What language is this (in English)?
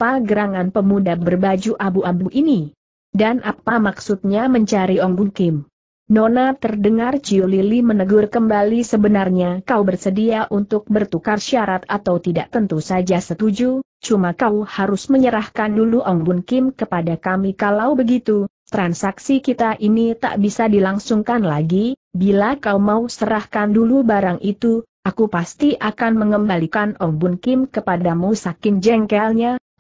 Indonesian